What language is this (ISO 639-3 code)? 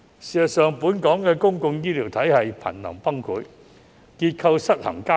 yue